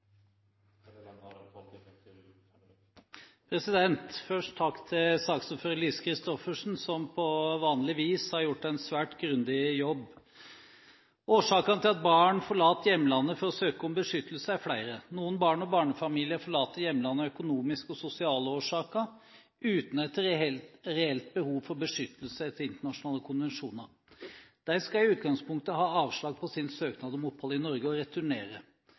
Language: Norwegian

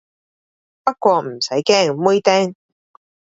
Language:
Cantonese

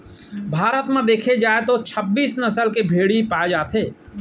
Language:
Chhattisgarhi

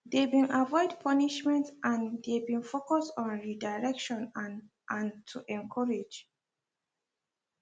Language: Nigerian Pidgin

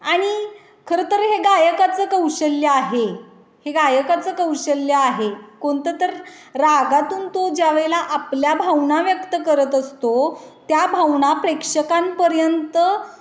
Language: Marathi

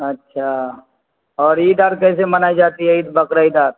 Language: Urdu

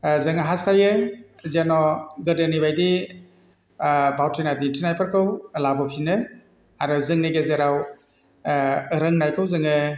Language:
Bodo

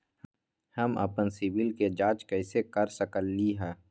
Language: Magahi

